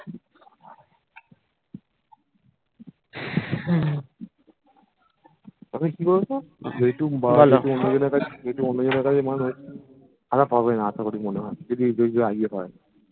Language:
Bangla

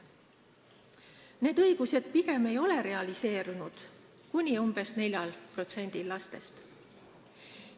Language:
Estonian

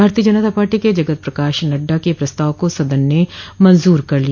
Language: Hindi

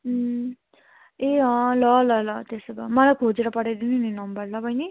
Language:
Nepali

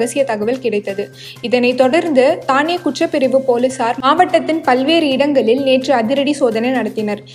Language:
Tamil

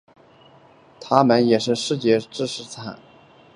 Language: Chinese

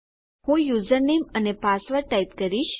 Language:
Gujarati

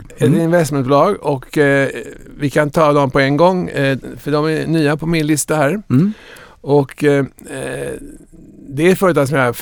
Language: Swedish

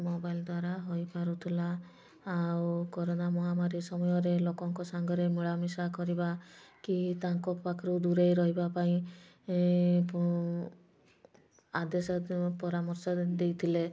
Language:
Odia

